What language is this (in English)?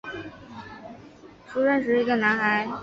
Chinese